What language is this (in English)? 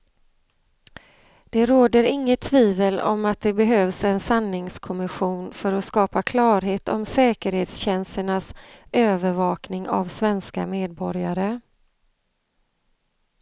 Swedish